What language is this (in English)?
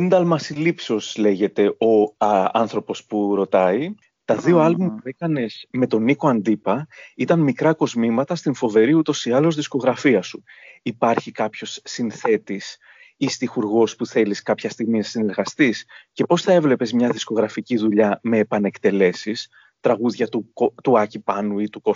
Greek